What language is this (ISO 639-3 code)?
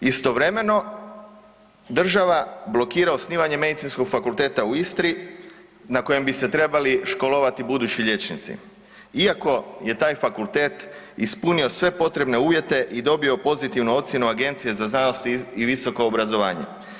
hrv